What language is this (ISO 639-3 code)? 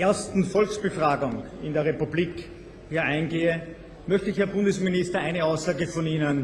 deu